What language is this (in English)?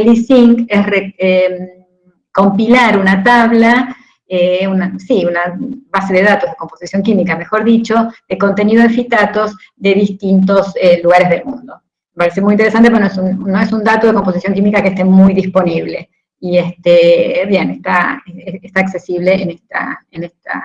Spanish